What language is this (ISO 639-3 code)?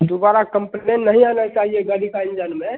hin